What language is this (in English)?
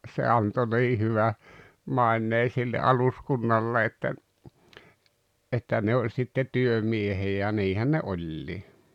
Finnish